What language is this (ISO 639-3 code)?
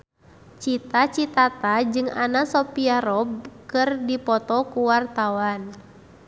sun